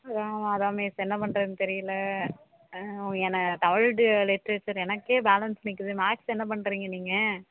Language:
Tamil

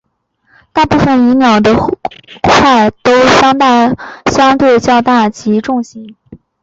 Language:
Chinese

